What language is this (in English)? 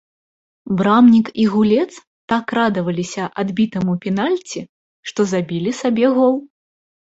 Belarusian